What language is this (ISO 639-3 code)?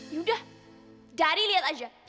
ind